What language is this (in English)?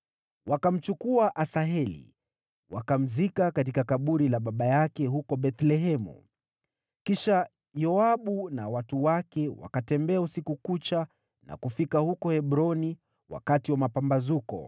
Swahili